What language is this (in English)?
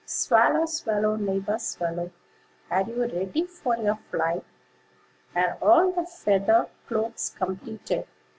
English